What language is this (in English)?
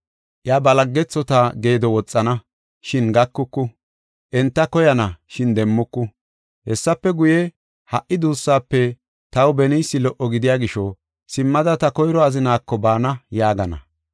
Gofa